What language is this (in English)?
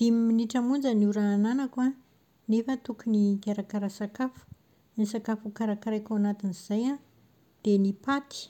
Malagasy